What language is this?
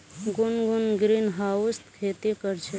Magahi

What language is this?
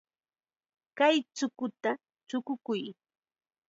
Chiquián Ancash Quechua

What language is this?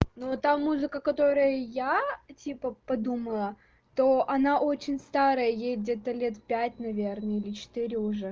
Russian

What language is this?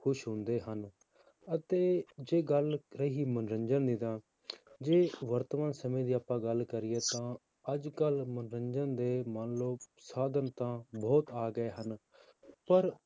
Punjabi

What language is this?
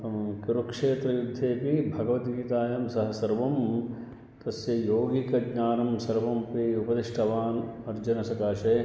Sanskrit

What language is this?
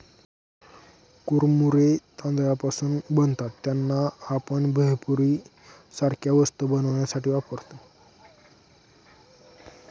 Marathi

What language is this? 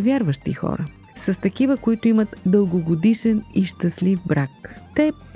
Bulgarian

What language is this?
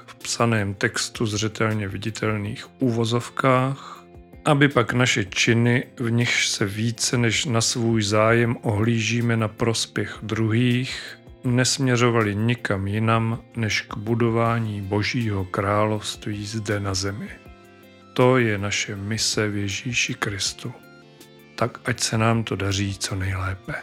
Czech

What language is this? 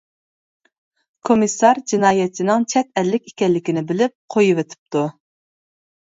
Uyghur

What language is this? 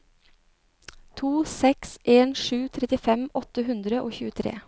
Norwegian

